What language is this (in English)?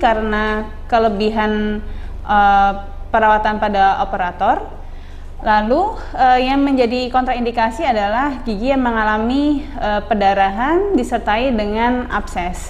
Indonesian